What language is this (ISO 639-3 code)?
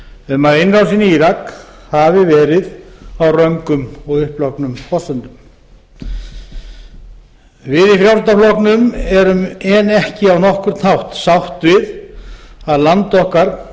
isl